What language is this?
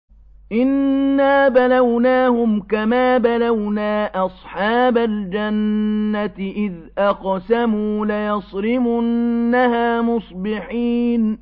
Arabic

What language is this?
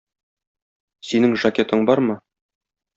Tatar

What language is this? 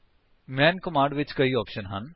Punjabi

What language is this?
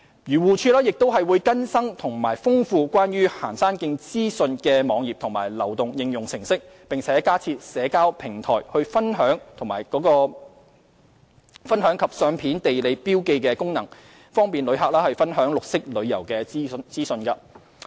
Cantonese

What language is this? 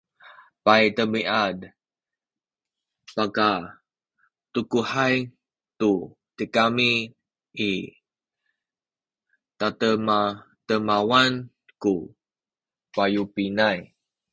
Sakizaya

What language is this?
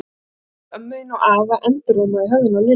Icelandic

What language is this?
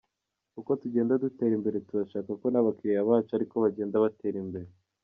Kinyarwanda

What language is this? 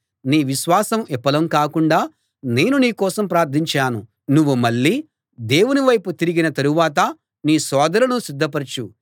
Telugu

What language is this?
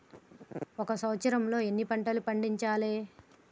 Telugu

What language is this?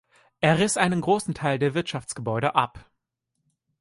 German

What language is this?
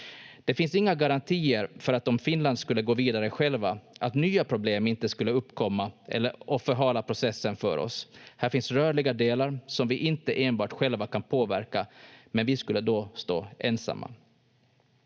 Finnish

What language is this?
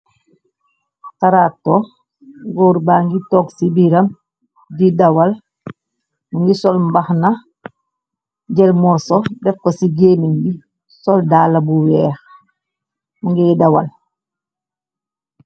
Wolof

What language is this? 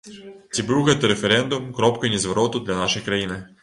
Belarusian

